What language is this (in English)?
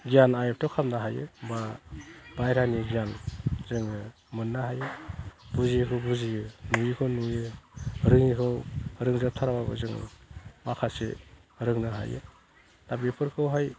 Bodo